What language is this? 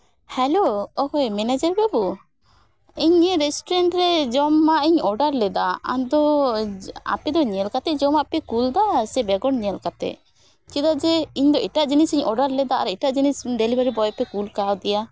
Santali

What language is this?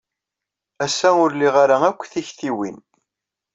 Kabyle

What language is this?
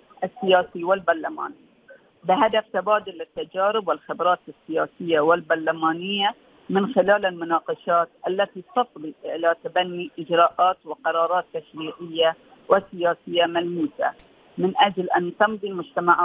Arabic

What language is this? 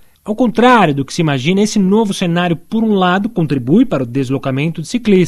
Portuguese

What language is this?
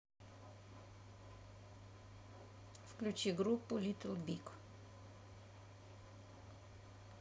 Russian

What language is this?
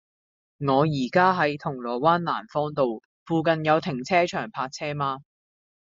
Cantonese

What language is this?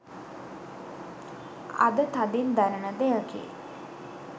Sinhala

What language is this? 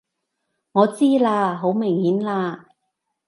Cantonese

